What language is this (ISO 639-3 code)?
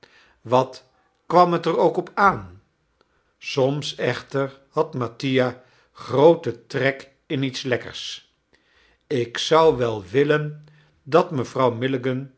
nld